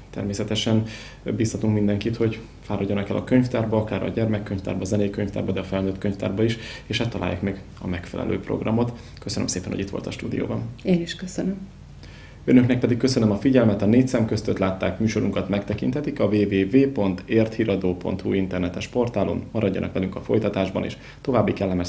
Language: Hungarian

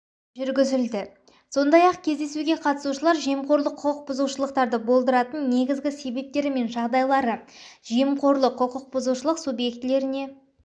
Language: Kazakh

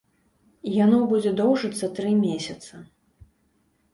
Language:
Belarusian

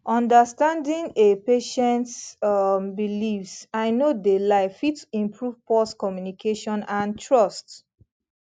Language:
Nigerian Pidgin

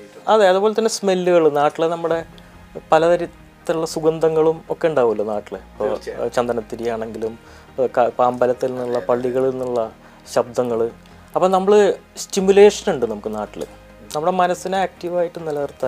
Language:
Malayalam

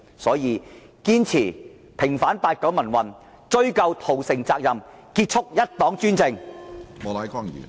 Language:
Cantonese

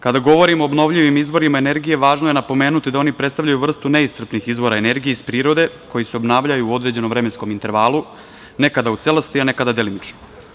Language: Serbian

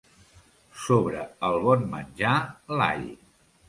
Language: Catalan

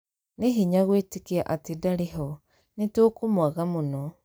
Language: Kikuyu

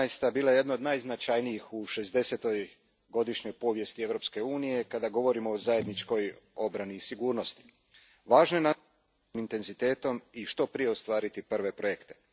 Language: Croatian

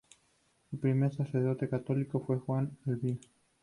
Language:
Spanish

